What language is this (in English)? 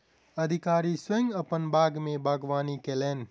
Maithili